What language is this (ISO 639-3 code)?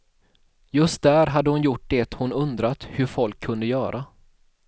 swe